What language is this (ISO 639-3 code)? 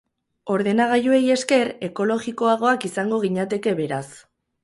eus